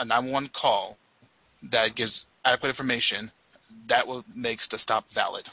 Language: English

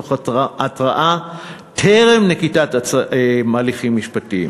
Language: Hebrew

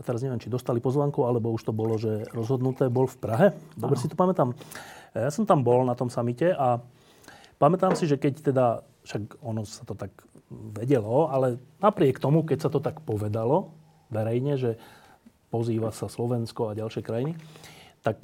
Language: Slovak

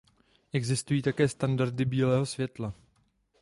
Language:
Czech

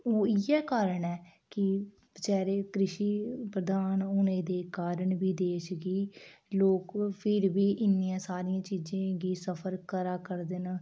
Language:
Dogri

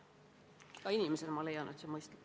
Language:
Estonian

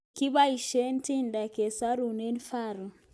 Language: Kalenjin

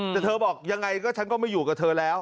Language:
Thai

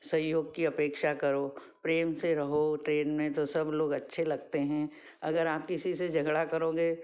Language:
Hindi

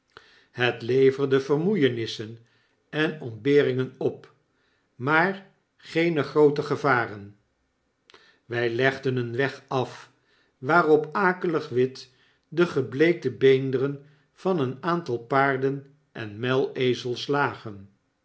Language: Dutch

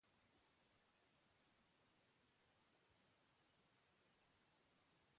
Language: Basque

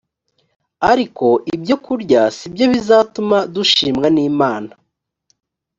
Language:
Kinyarwanda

